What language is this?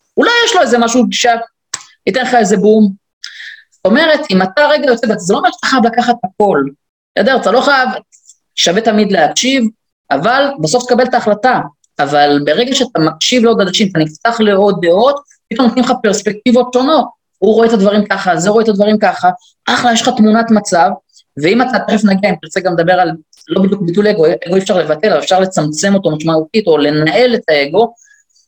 Hebrew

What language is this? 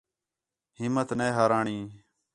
Khetrani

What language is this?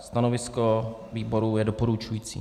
Czech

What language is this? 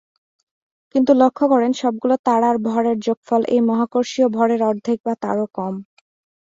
Bangla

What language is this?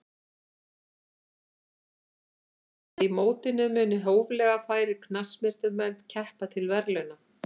Icelandic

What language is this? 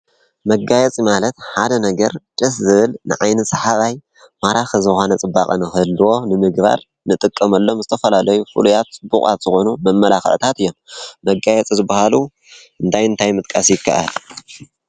Tigrinya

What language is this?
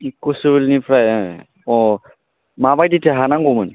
Bodo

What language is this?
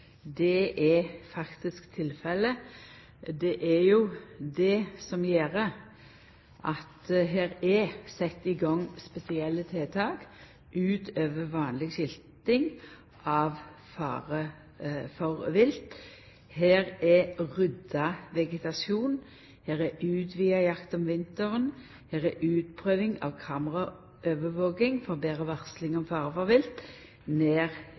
Norwegian Nynorsk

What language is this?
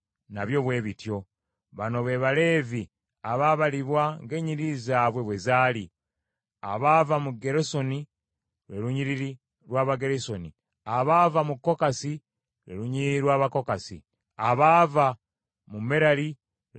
Ganda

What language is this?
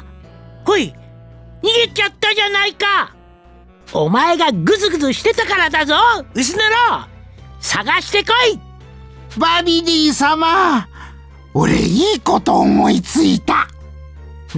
Japanese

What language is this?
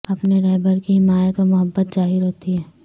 Urdu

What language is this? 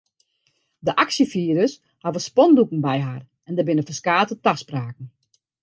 Western Frisian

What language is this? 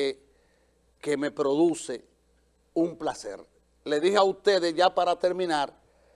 Spanish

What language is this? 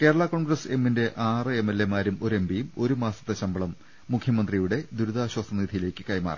Malayalam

